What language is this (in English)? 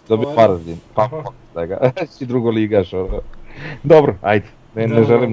Croatian